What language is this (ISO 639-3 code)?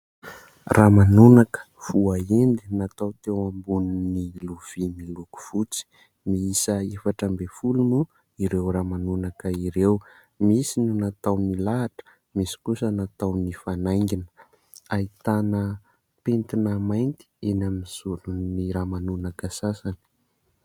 mlg